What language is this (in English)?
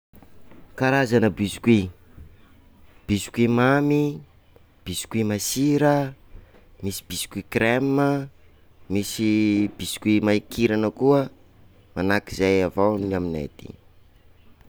Sakalava Malagasy